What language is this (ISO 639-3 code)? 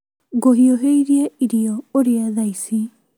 kik